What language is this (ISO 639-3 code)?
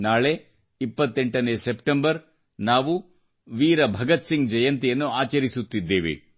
kan